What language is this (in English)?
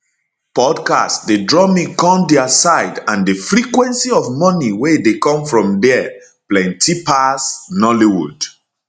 Nigerian Pidgin